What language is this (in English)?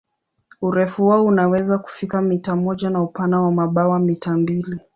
Swahili